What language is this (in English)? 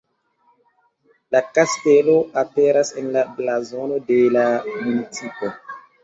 Esperanto